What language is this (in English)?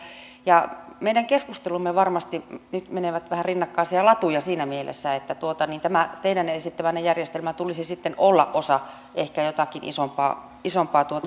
Finnish